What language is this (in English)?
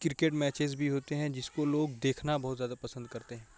Urdu